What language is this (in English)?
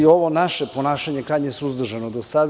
Serbian